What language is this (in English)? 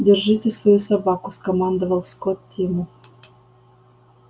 Russian